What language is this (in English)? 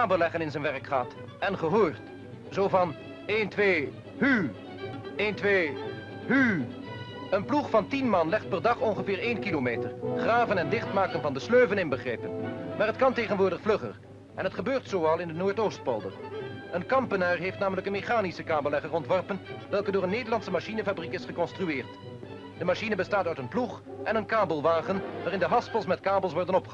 Dutch